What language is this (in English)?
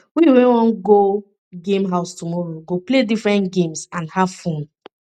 Nigerian Pidgin